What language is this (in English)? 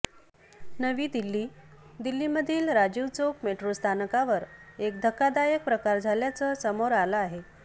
Marathi